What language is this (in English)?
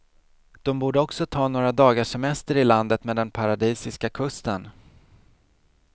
Swedish